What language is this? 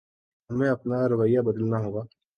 Urdu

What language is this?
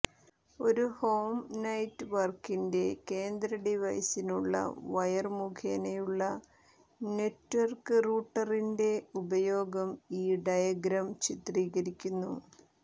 Malayalam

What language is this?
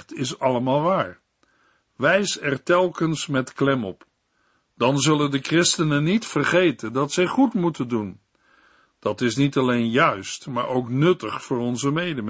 Dutch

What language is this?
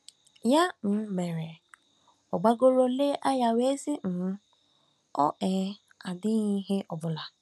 Igbo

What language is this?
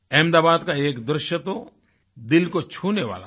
Hindi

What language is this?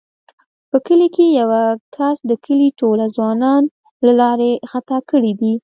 Pashto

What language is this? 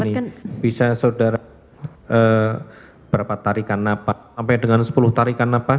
Indonesian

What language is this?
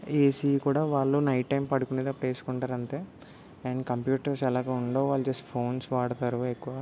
Telugu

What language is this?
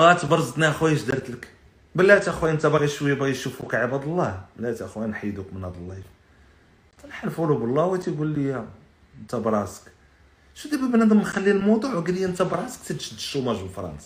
Arabic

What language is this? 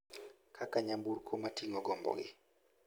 Luo (Kenya and Tanzania)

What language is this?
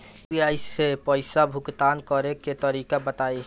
Bhojpuri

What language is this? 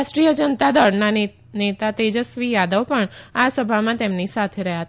Gujarati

